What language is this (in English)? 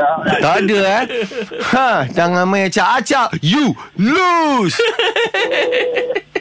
Malay